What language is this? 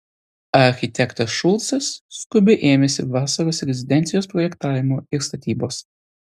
Lithuanian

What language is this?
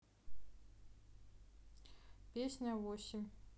Russian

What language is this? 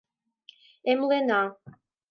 Mari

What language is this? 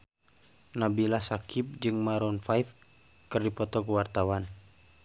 Sundanese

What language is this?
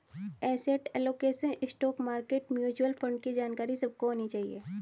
Hindi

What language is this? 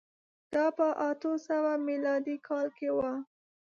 Pashto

